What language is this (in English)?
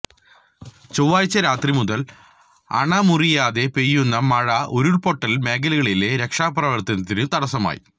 Malayalam